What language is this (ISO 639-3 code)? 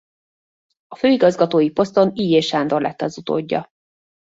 hun